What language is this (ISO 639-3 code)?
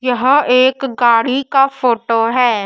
hin